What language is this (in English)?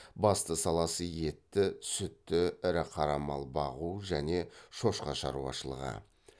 Kazakh